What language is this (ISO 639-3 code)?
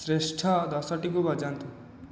ori